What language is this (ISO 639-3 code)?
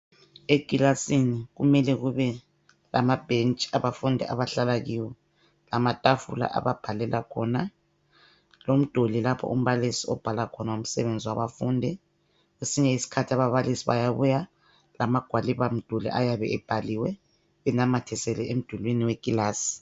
nde